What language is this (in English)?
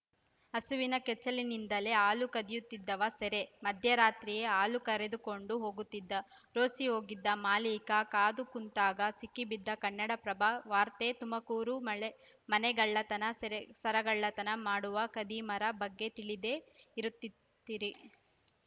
Kannada